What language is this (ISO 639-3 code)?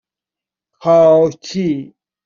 fas